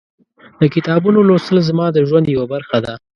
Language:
Pashto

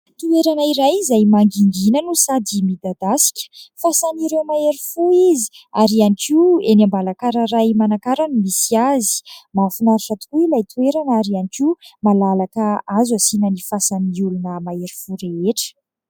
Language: Malagasy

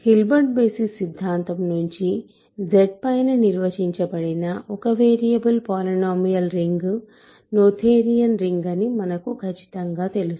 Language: Telugu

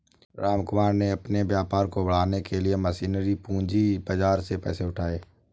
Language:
Hindi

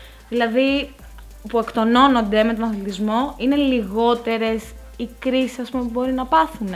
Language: Greek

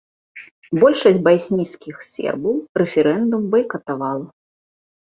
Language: Belarusian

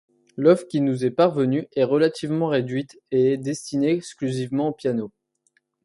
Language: French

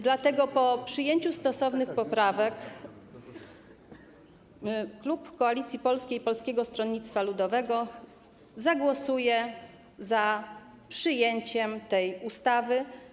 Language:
Polish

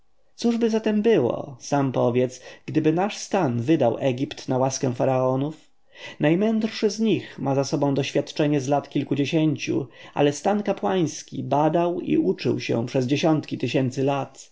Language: Polish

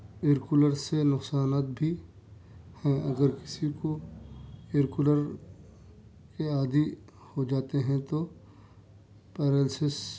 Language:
Urdu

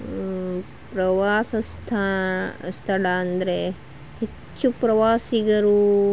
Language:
Kannada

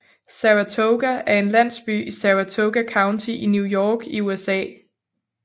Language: Danish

